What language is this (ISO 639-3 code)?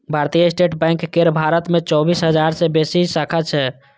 mai